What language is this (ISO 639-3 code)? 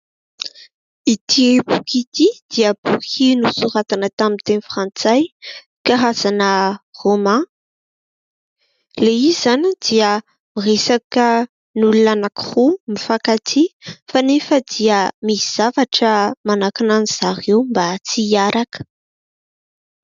mlg